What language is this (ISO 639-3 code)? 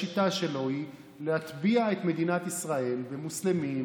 heb